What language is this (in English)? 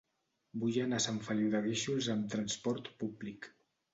Catalan